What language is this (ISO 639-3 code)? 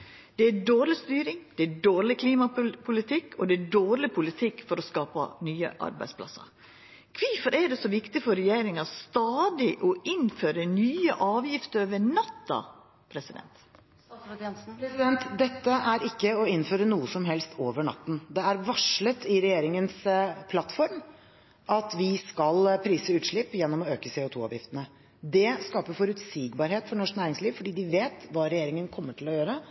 nor